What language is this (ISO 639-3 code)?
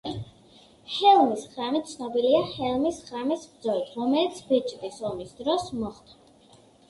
kat